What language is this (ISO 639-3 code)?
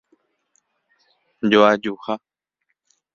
grn